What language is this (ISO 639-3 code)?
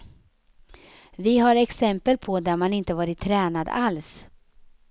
swe